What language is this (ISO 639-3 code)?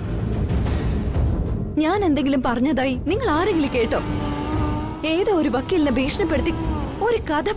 mal